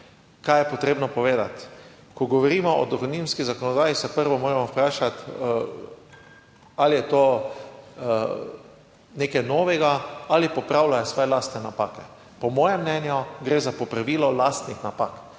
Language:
Slovenian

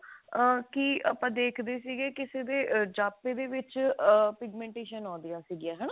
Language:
Punjabi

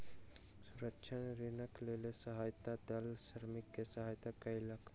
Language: Maithili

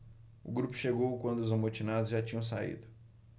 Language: Portuguese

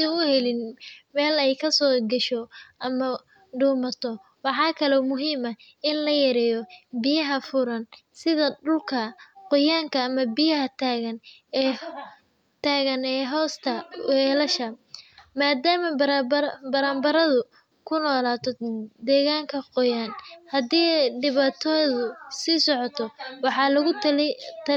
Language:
Somali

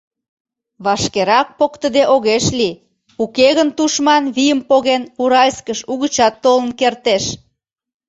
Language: Mari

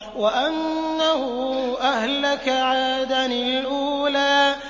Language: Arabic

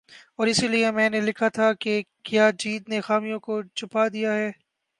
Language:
Urdu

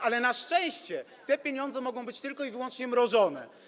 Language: Polish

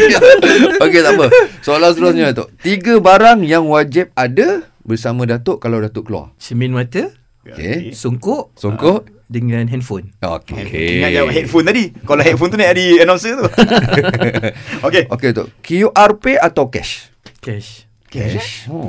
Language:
Malay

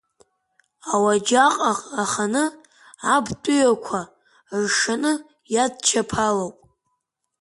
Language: Abkhazian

